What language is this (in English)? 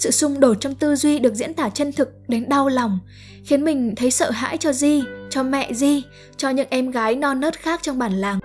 Vietnamese